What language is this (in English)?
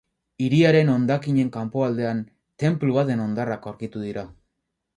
Basque